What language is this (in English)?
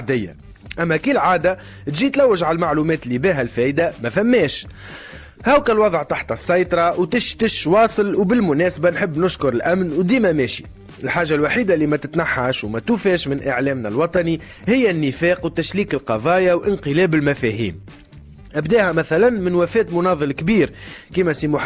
Arabic